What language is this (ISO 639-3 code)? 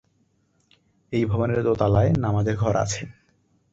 ben